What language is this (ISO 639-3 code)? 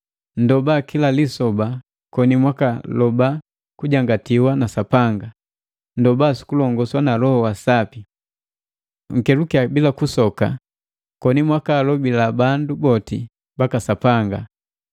mgv